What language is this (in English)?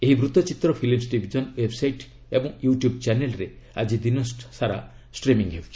Odia